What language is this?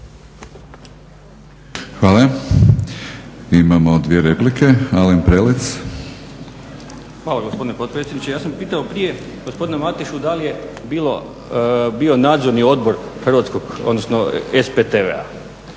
Croatian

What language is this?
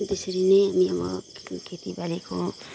Nepali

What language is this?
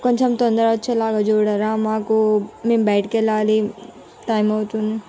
Telugu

